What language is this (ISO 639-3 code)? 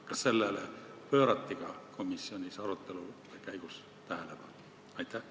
est